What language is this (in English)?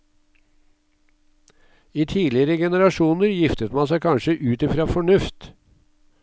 Norwegian